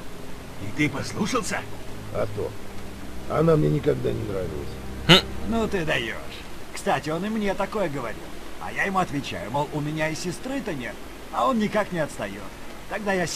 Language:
Russian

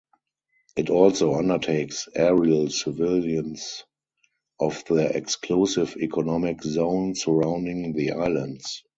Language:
English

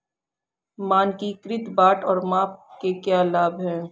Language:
Hindi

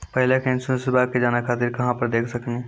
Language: Maithili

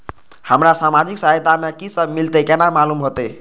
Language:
Maithili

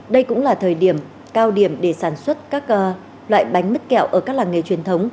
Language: Vietnamese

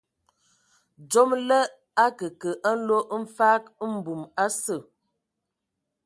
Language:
Ewondo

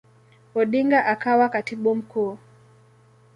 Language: Swahili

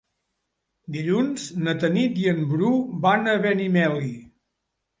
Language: Catalan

